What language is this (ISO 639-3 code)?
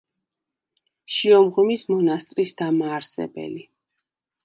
kat